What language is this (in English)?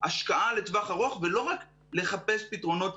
Hebrew